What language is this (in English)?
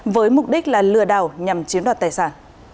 Vietnamese